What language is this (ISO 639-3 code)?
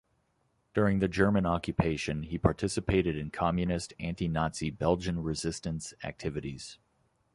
eng